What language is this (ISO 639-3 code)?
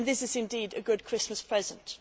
eng